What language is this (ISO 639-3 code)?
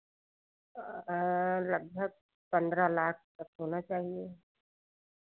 hin